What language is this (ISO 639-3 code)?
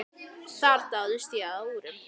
isl